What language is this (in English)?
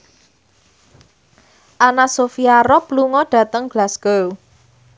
Javanese